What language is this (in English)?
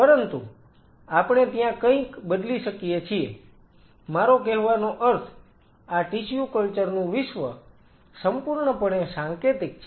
Gujarati